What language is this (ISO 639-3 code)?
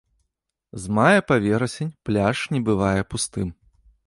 bel